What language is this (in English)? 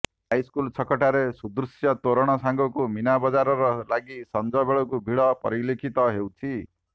Odia